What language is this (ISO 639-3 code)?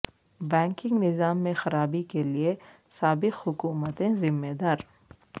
urd